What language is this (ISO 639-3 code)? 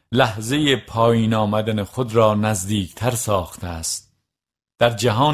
fas